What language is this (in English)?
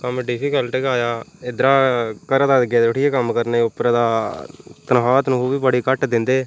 Dogri